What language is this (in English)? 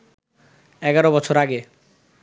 Bangla